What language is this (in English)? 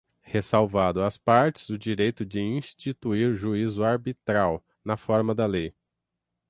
Portuguese